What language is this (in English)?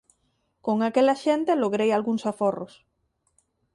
Galician